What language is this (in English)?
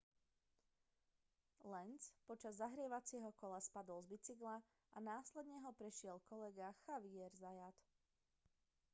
Slovak